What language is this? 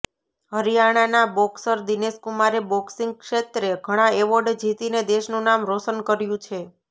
Gujarati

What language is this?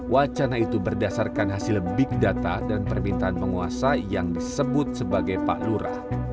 Indonesian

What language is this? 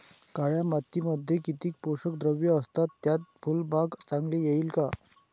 Marathi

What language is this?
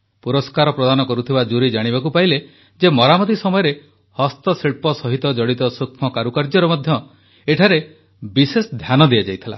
Odia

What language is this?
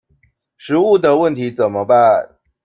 Chinese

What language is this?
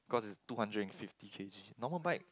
English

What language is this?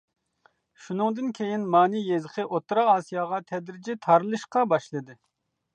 Uyghur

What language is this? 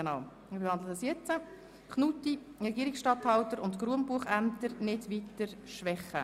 Swiss German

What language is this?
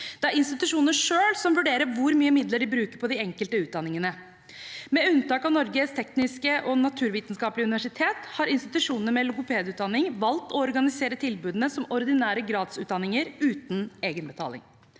Norwegian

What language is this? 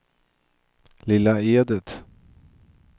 Swedish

